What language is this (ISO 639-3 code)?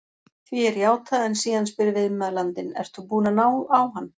isl